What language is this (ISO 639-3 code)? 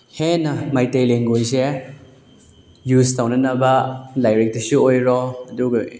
mni